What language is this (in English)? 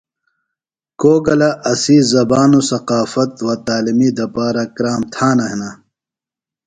Phalura